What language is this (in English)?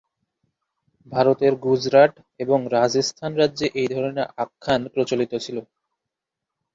Bangla